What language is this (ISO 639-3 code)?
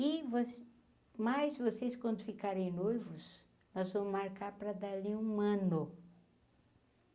por